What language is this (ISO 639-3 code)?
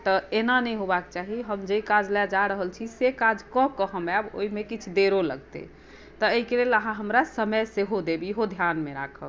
mai